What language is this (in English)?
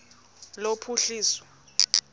Xhosa